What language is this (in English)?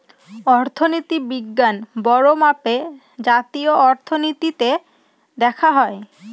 Bangla